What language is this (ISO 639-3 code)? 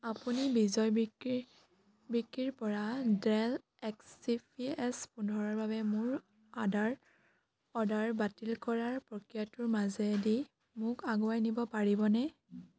asm